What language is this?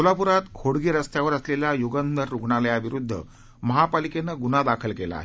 Marathi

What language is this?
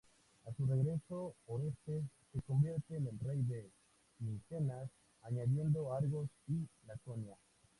Spanish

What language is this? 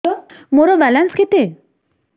Odia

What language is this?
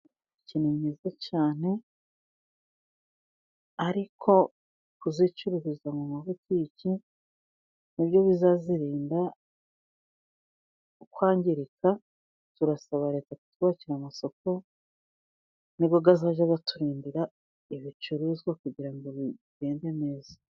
Kinyarwanda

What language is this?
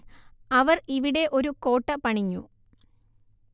Malayalam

